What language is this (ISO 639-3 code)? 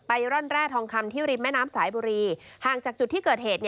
tha